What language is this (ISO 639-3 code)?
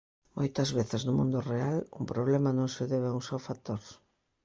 glg